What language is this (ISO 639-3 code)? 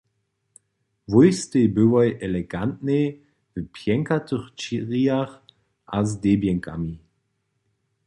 hsb